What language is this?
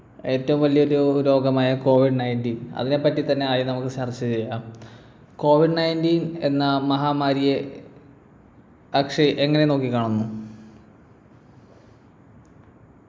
Malayalam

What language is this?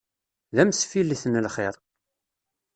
Kabyle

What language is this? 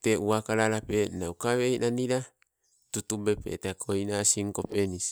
Sibe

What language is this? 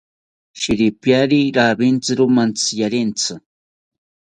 South Ucayali Ashéninka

